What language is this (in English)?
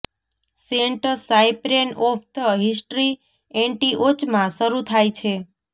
Gujarati